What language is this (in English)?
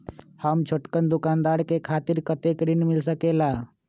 Magahi